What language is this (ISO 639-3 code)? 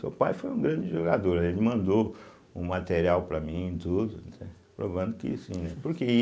por